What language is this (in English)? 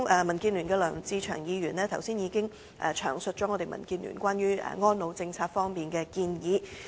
Cantonese